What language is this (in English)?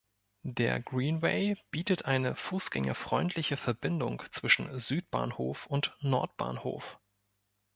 German